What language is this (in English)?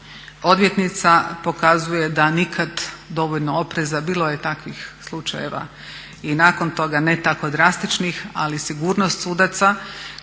Croatian